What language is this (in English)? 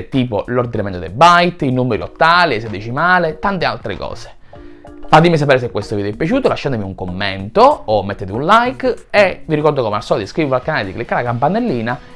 Italian